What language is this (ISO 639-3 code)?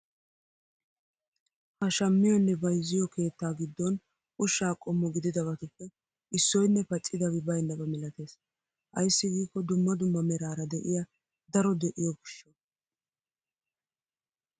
wal